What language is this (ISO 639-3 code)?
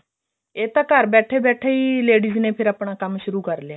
pan